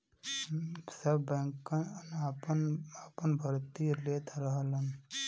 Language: Bhojpuri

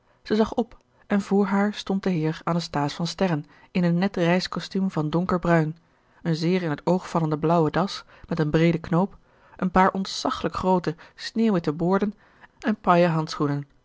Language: Dutch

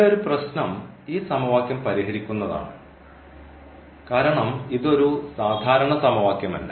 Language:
Malayalam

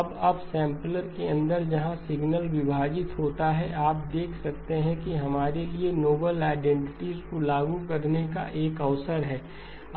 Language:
Hindi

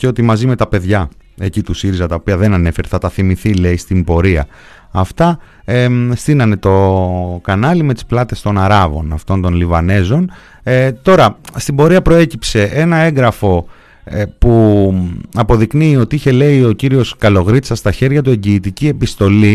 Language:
Greek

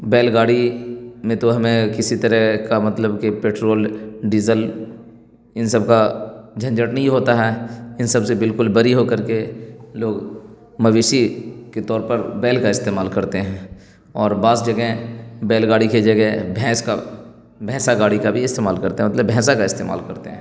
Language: Urdu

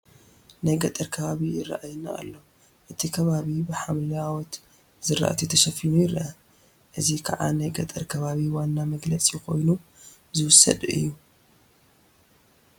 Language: Tigrinya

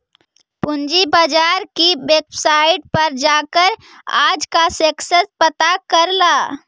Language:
Magahi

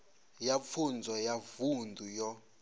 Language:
Venda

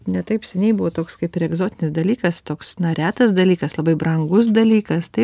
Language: Lithuanian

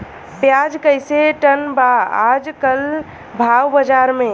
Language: Bhojpuri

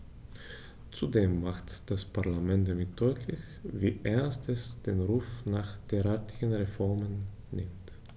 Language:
German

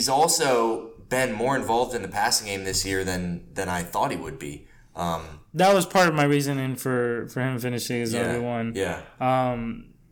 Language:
English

